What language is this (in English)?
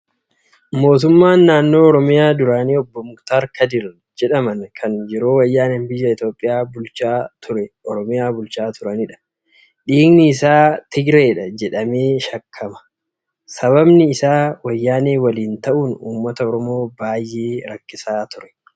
Oromo